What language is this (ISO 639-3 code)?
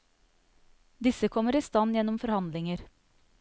nor